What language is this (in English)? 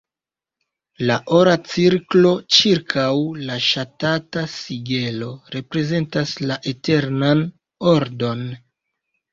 Esperanto